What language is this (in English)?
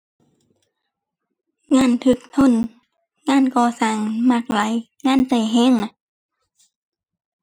Thai